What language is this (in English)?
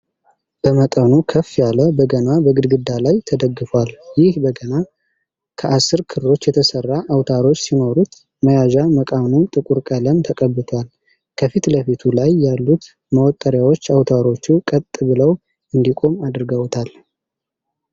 Amharic